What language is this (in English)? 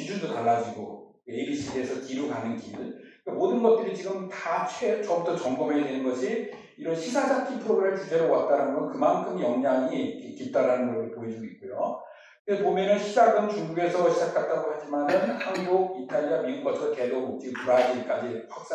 Korean